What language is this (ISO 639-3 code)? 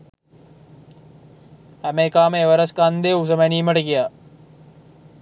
sin